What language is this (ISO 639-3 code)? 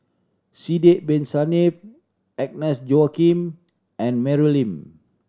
eng